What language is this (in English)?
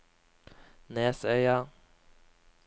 Norwegian